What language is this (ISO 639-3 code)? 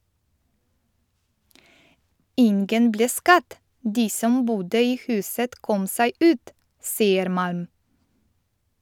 nor